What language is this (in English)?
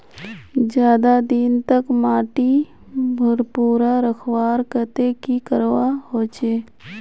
Magahi